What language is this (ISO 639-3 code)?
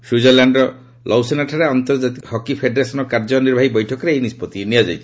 ori